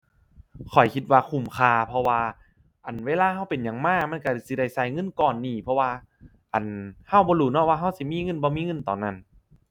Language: Thai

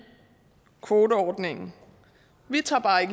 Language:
Danish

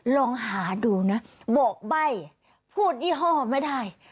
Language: Thai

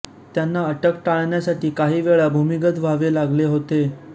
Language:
Marathi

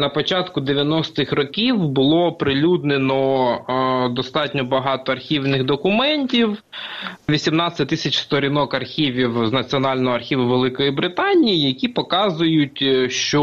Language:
Ukrainian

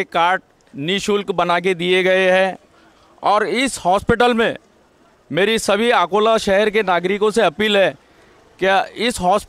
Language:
Hindi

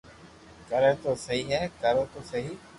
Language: Loarki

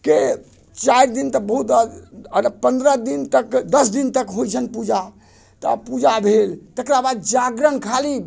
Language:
Maithili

